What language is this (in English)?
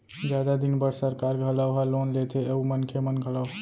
Chhattisgarhi